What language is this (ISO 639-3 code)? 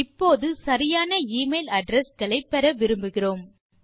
tam